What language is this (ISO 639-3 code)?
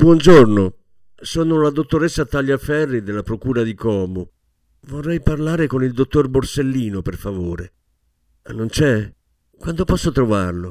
ita